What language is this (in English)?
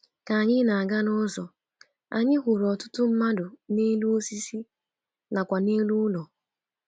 Igbo